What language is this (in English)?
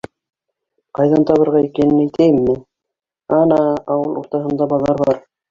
Bashkir